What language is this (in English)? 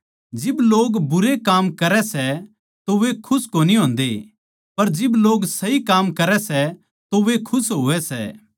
Haryanvi